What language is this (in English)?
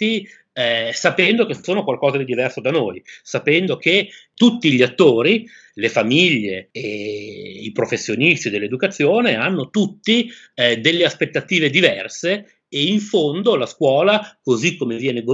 Italian